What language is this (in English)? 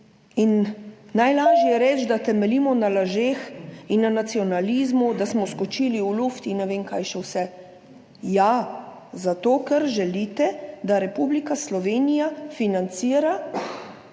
Slovenian